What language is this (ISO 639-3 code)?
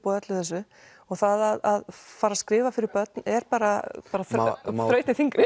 isl